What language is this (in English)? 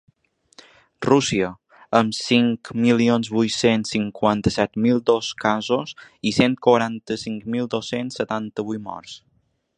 Catalan